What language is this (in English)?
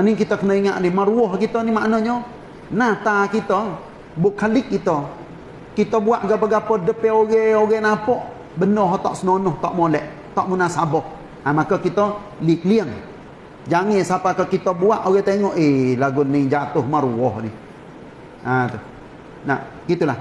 Malay